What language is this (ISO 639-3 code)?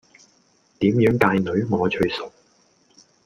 yue